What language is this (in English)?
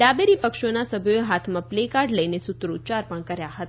Gujarati